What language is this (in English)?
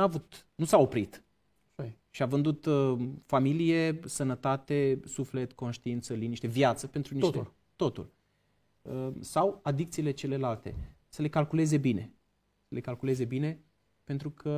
Romanian